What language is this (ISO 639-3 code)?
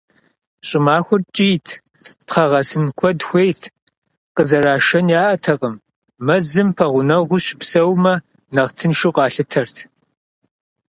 kbd